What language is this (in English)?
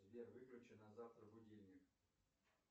Russian